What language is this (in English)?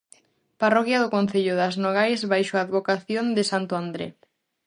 Galician